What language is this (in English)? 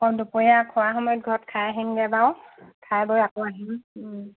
Assamese